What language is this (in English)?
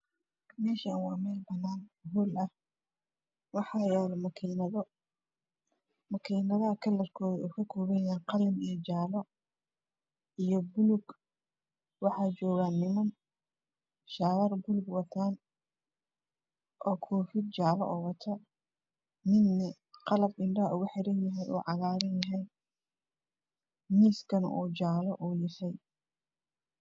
Somali